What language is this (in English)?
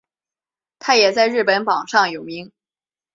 Chinese